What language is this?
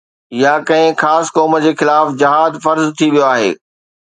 Sindhi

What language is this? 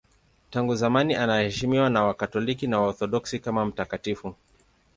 Swahili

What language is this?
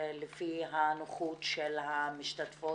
Hebrew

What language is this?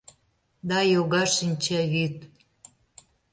Mari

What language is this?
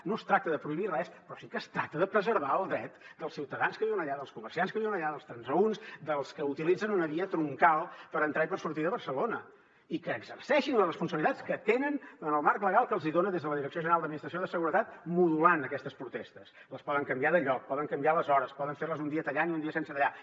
Catalan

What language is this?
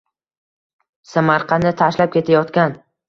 Uzbek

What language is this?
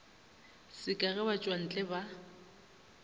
Northern Sotho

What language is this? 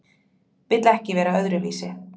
Icelandic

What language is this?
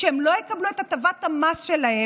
Hebrew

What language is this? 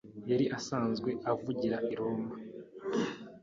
Kinyarwanda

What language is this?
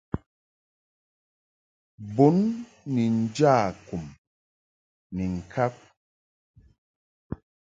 Mungaka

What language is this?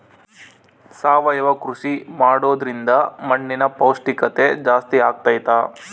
Kannada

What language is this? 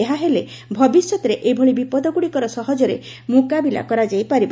Odia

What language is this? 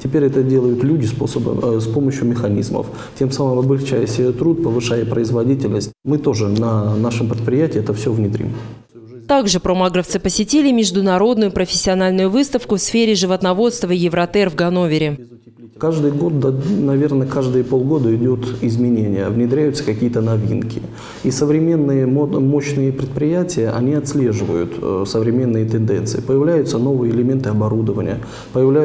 Russian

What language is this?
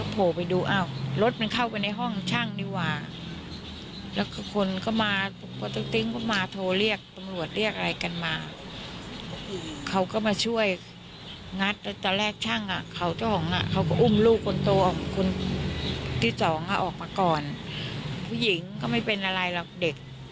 Thai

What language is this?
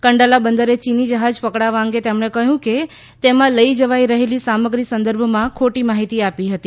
Gujarati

